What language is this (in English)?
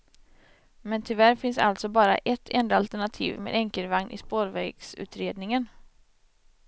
Swedish